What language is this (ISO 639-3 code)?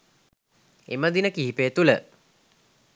sin